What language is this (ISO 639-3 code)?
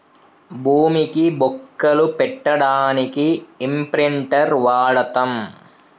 tel